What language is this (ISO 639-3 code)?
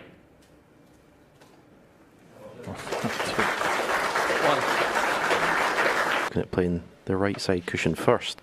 eng